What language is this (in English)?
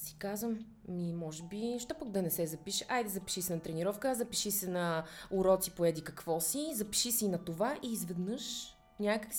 Bulgarian